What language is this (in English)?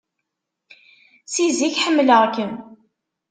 Kabyle